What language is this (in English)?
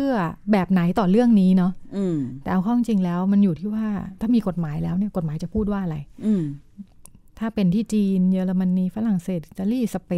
Thai